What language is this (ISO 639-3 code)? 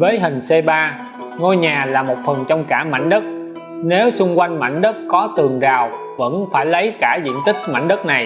vie